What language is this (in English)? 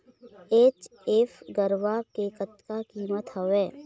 Chhattisgarhi